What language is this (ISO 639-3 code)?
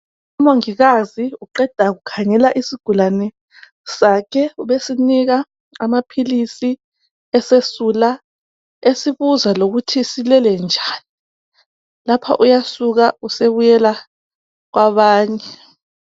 nde